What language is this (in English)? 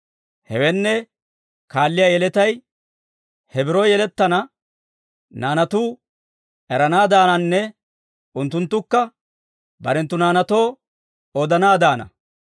Dawro